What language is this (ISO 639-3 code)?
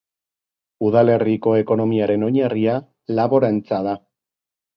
eus